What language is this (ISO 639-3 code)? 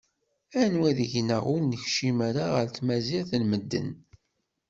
kab